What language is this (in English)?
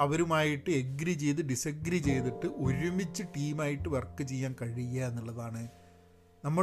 Malayalam